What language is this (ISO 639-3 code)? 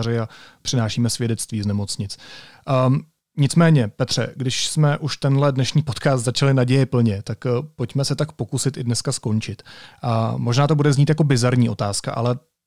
ces